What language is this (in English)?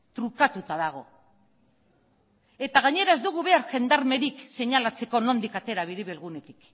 Basque